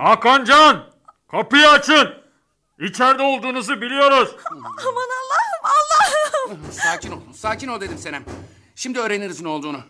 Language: Turkish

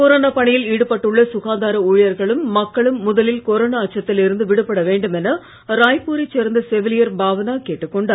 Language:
Tamil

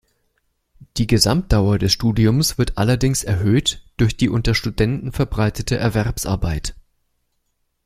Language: German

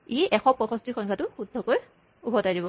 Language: Assamese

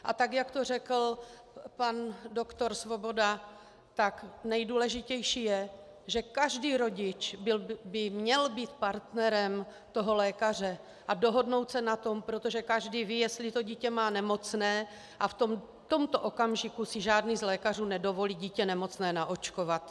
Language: Czech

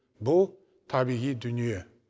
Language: Kazakh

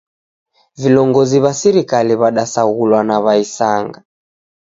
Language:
Taita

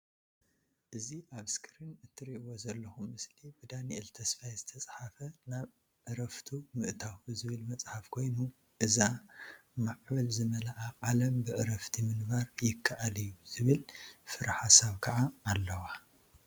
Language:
Tigrinya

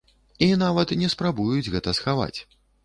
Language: Belarusian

